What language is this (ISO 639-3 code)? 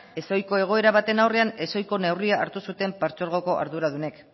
eus